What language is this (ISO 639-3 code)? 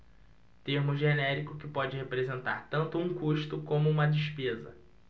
por